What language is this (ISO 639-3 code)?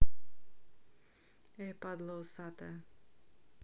rus